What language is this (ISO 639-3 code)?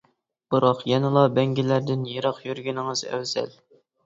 uig